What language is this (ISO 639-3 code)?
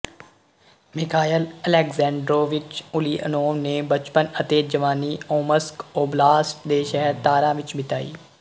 pan